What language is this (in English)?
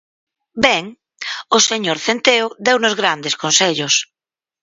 Galician